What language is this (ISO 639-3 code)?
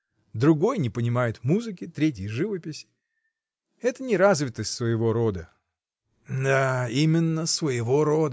rus